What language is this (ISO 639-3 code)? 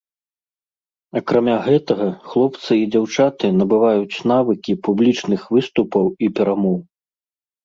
bel